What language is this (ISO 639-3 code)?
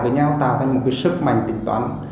vie